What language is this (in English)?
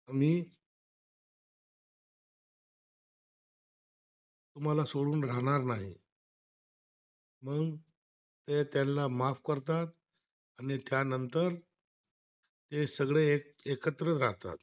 Marathi